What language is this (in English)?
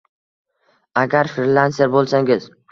Uzbek